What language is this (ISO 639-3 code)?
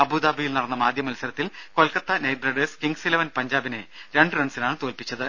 mal